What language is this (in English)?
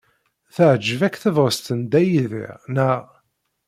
Kabyle